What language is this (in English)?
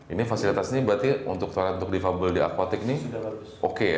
Indonesian